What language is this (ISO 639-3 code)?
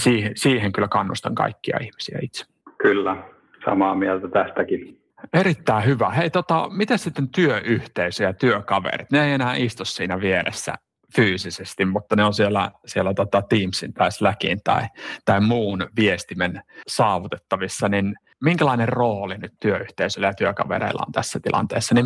fin